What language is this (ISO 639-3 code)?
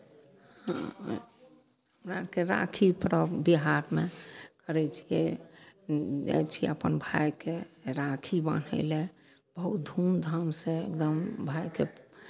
mai